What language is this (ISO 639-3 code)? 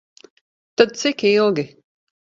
lav